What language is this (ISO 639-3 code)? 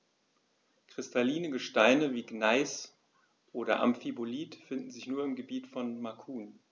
deu